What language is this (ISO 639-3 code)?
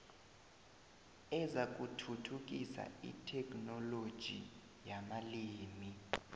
nbl